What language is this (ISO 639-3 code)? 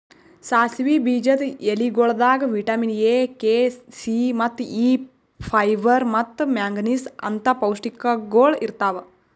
kan